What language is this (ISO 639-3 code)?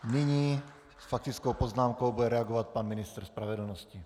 ces